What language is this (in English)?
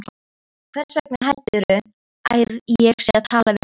Icelandic